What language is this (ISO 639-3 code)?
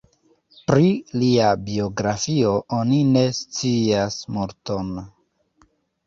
epo